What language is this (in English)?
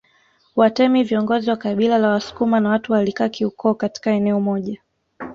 Swahili